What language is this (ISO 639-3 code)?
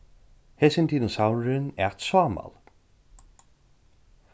fao